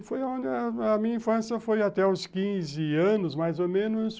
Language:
Portuguese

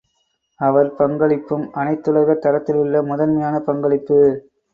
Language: Tamil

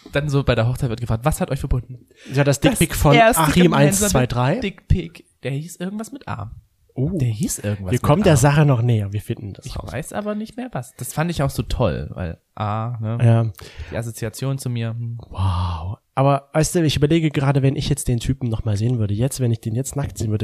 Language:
German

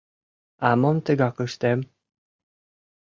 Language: Mari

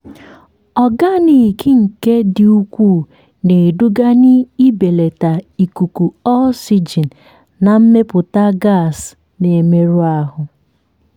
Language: Igbo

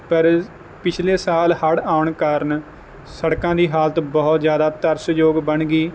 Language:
Punjabi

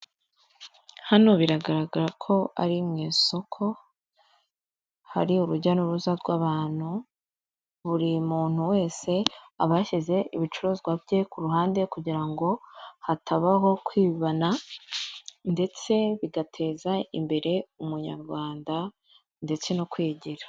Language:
Kinyarwanda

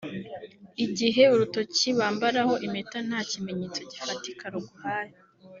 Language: Kinyarwanda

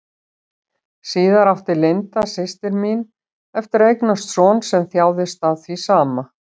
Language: Icelandic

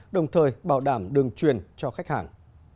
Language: Vietnamese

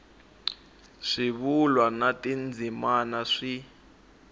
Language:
Tsonga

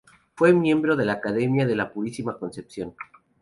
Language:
Spanish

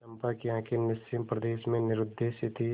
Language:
Hindi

